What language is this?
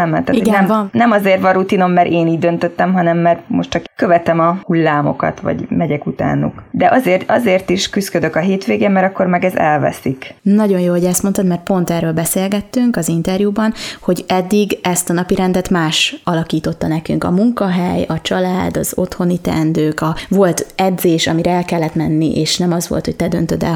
Hungarian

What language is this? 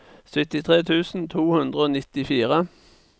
Norwegian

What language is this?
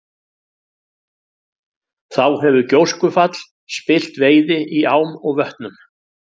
Icelandic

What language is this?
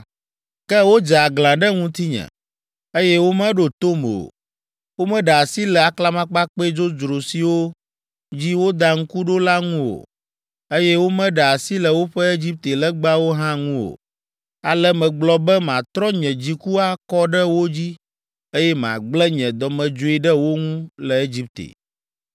Ewe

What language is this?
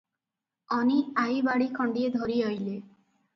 Odia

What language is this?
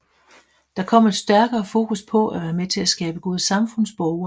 Danish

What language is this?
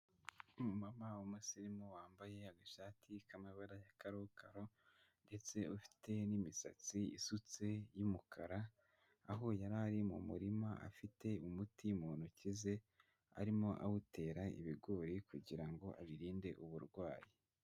Kinyarwanda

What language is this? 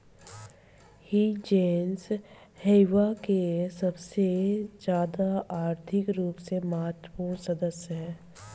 Bhojpuri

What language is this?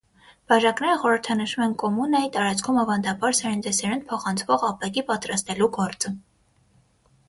Armenian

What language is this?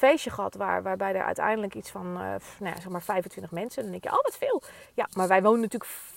Dutch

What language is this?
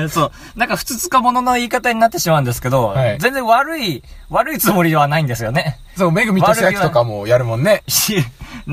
Japanese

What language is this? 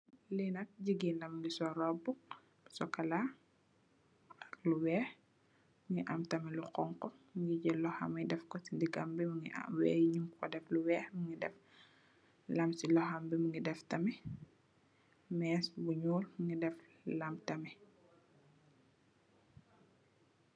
Wolof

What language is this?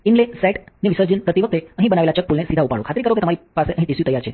Gujarati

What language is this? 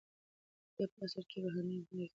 Pashto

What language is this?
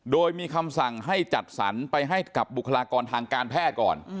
Thai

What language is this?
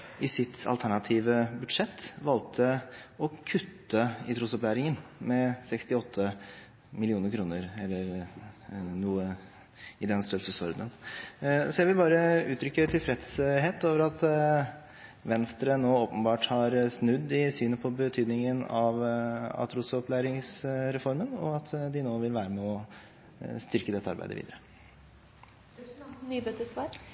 Norwegian Bokmål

